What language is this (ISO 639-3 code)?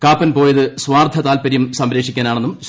mal